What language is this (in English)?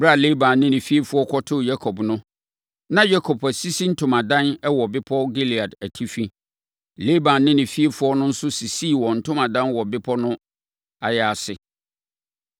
Akan